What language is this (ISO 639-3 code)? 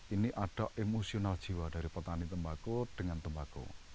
ind